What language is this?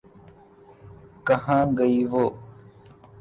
Urdu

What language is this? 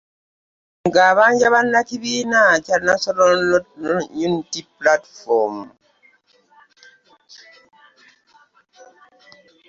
Ganda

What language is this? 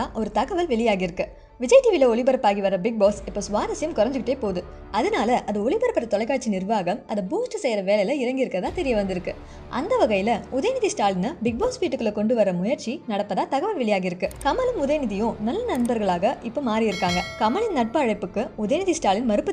Arabic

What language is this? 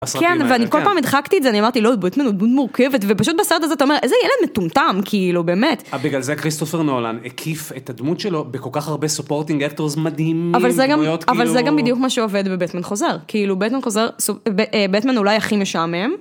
Hebrew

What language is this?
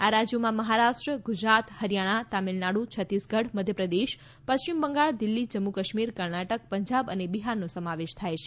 Gujarati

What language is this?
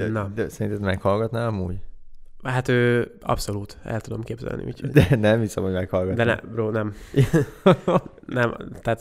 Hungarian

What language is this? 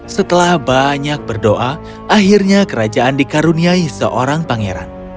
Indonesian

